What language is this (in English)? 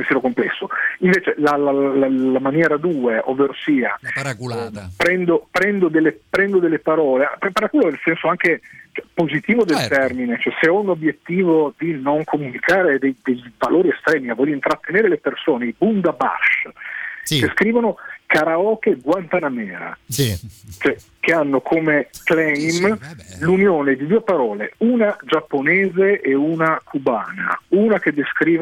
Italian